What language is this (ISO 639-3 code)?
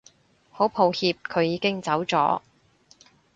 yue